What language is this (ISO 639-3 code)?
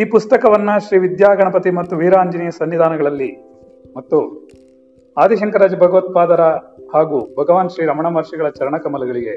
kan